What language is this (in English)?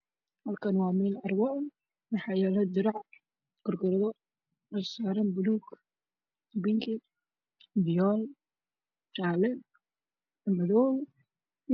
Somali